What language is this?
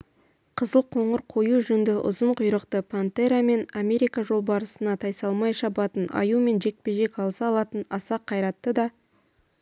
Kazakh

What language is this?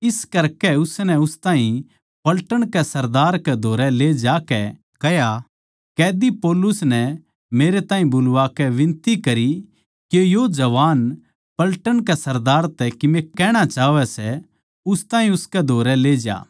Haryanvi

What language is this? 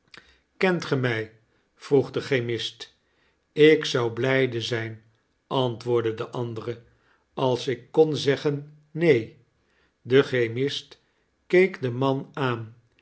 Dutch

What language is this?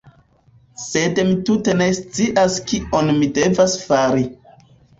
Esperanto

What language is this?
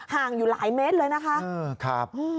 Thai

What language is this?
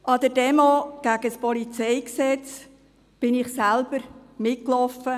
Swiss German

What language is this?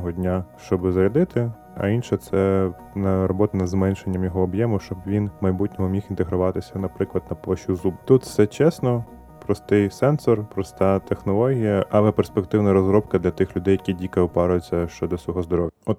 Ukrainian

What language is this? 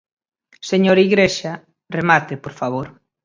Galician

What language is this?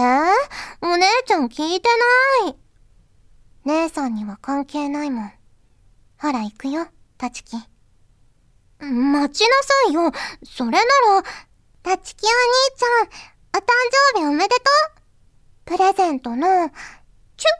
Japanese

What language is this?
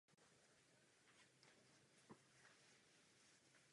Czech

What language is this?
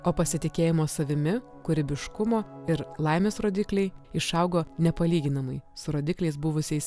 Lithuanian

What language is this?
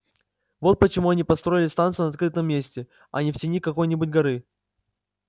Russian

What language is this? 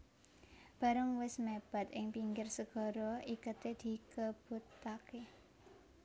Javanese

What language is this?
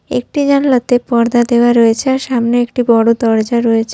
Bangla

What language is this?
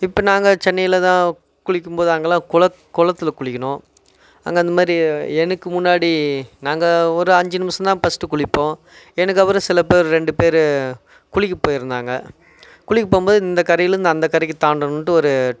Tamil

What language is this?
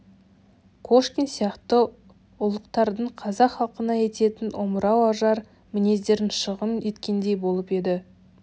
Kazakh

